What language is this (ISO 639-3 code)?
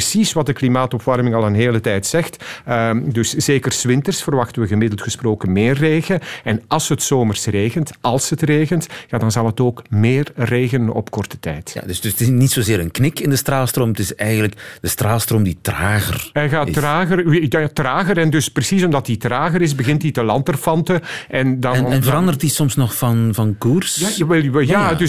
nld